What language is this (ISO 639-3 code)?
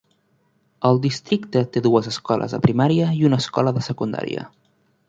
cat